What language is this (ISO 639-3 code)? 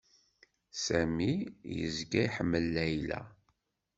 kab